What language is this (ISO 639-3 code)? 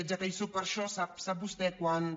cat